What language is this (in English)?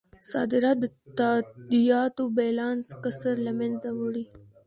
Pashto